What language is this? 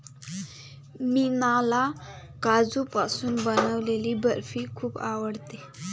Marathi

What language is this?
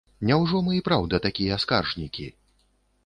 Belarusian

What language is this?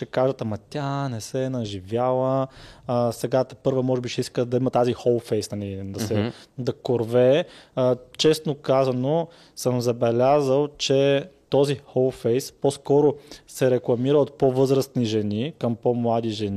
Bulgarian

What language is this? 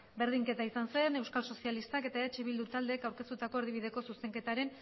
Basque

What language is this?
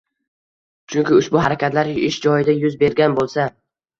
Uzbek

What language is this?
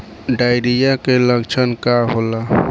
Bhojpuri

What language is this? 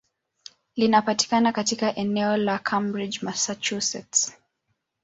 Swahili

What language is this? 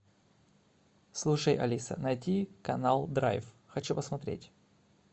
Russian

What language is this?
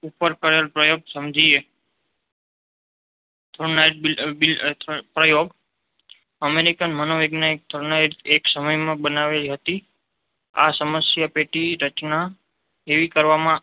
Gujarati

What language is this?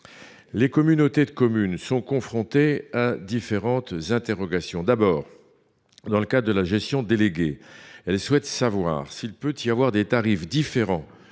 French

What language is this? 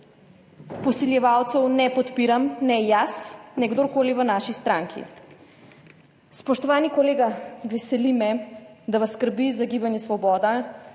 Slovenian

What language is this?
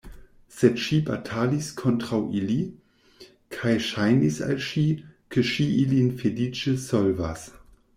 Esperanto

